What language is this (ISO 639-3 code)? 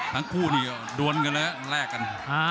tha